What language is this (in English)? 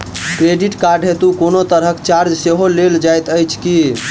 Maithili